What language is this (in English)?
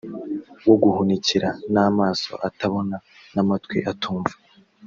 Kinyarwanda